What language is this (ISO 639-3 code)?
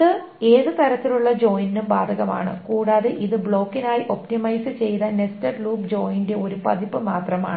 mal